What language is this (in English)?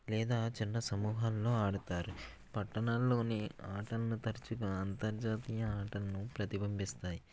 Telugu